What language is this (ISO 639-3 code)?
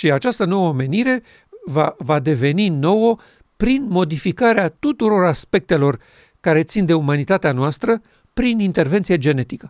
ron